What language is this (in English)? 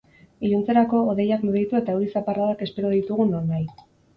Basque